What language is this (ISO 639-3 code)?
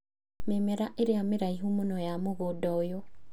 kik